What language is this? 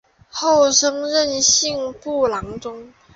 Chinese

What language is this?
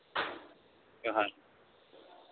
Santali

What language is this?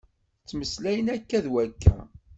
Kabyle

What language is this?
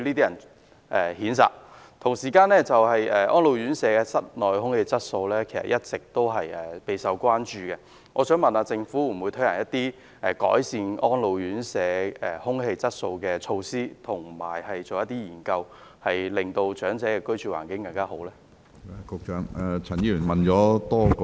Cantonese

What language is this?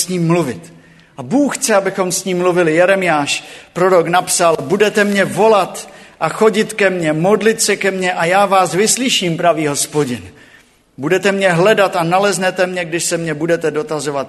Czech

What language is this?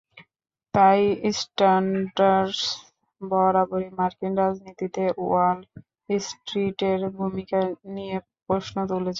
Bangla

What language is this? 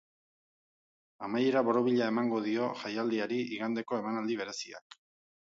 Basque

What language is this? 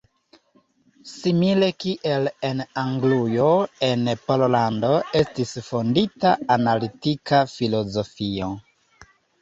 Esperanto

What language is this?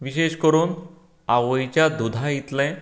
Konkani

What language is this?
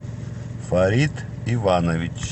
Russian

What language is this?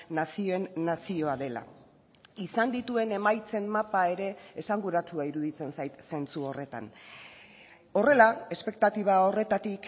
Basque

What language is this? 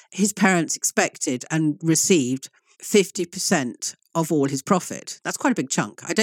English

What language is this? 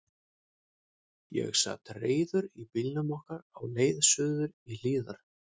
Icelandic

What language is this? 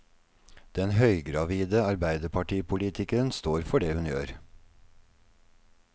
Norwegian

